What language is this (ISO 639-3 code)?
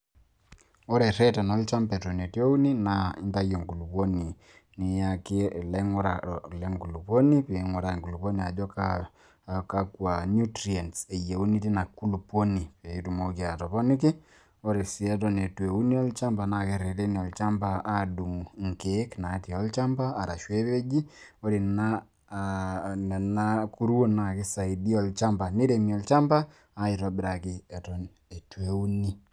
mas